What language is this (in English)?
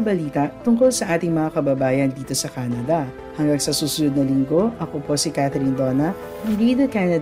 Filipino